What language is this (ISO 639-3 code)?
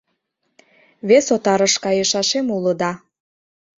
chm